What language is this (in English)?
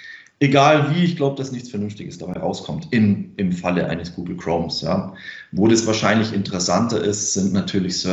German